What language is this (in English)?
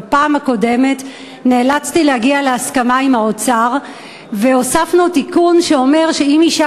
Hebrew